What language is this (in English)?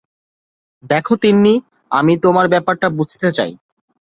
Bangla